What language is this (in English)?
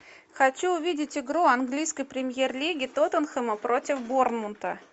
Russian